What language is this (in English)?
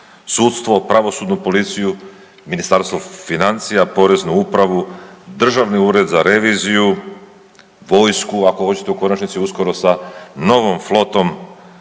Croatian